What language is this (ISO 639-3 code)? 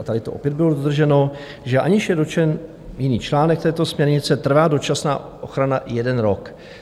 ces